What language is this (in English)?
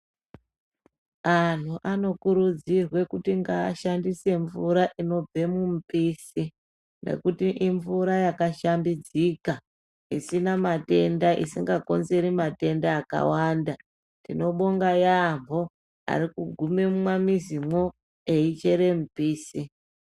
Ndau